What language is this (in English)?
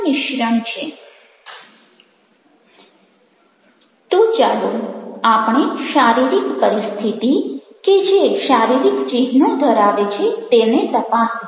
Gujarati